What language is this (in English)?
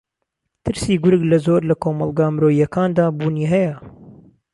Central Kurdish